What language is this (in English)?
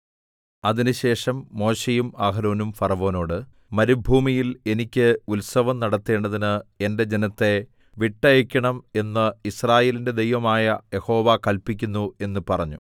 Malayalam